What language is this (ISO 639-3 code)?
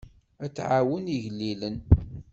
kab